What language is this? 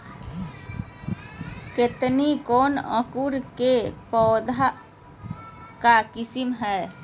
Magahi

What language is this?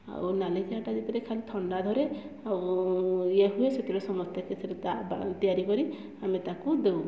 Odia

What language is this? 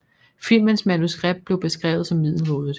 Danish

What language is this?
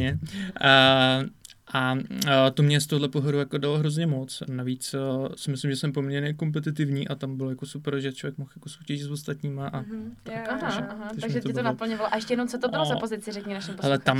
Czech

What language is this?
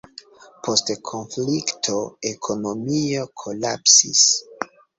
Esperanto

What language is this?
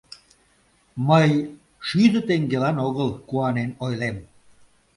Mari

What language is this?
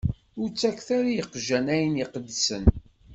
Kabyle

